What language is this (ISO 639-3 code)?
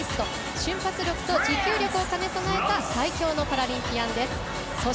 jpn